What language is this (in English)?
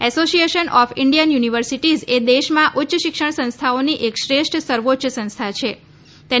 Gujarati